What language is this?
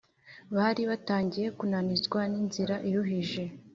Kinyarwanda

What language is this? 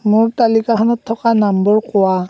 Assamese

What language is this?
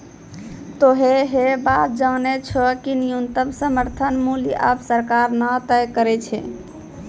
Maithili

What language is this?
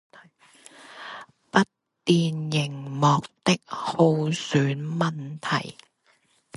Chinese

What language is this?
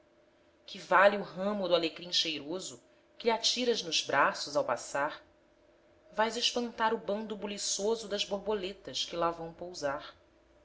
Portuguese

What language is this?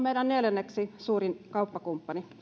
Finnish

